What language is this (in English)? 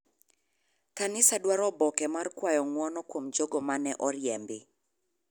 Luo (Kenya and Tanzania)